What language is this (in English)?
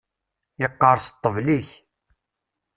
Kabyle